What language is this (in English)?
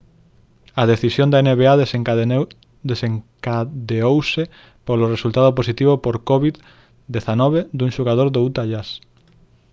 Galician